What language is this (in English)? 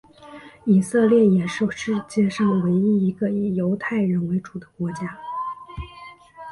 Chinese